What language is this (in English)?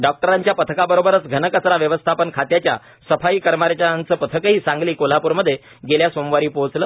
Marathi